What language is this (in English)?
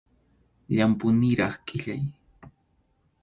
Arequipa-La Unión Quechua